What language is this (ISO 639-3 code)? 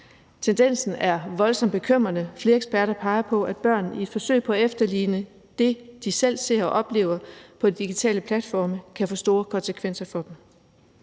dan